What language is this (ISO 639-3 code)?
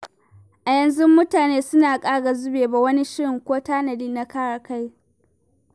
hau